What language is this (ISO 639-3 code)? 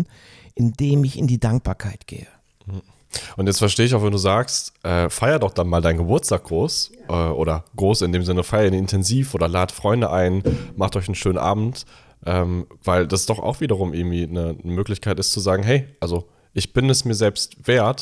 deu